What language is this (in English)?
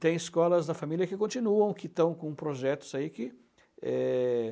Portuguese